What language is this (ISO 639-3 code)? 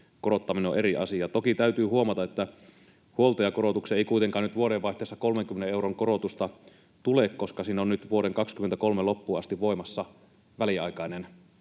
fin